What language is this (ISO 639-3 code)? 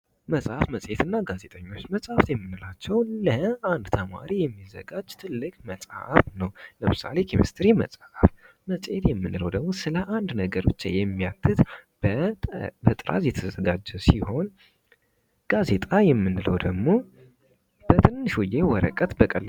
amh